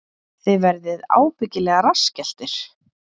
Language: Icelandic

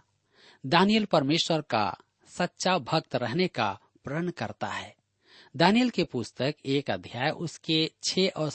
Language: Hindi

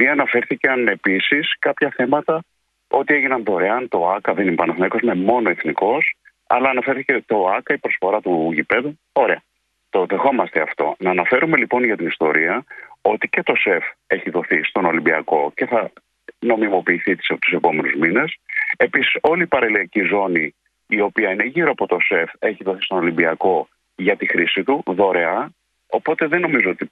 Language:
Greek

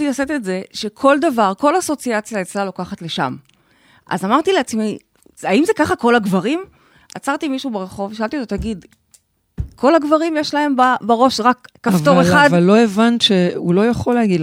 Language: Hebrew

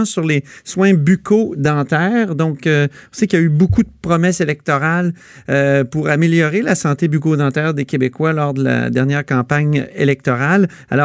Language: French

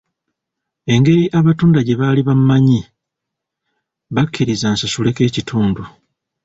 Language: Ganda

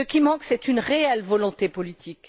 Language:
French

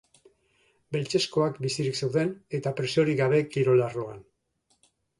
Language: Basque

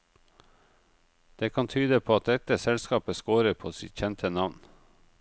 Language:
Norwegian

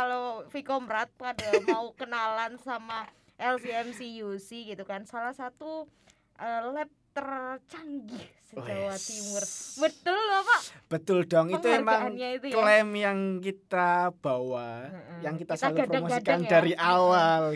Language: Indonesian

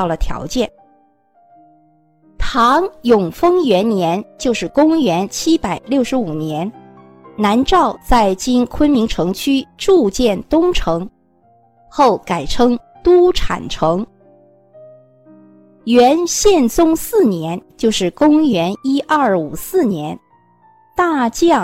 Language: Chinese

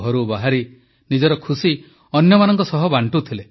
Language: Odia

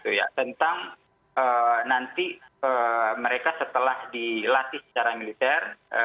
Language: Indonesian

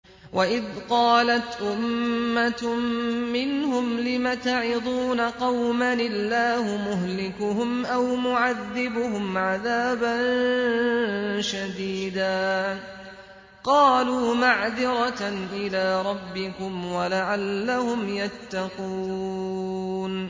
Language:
Arabic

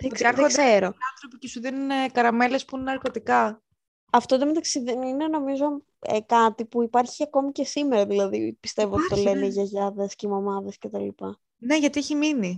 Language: Greek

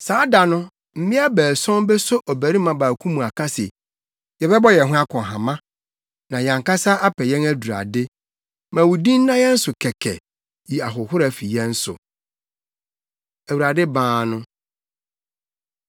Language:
Akan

